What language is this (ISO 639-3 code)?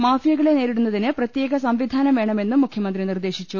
mal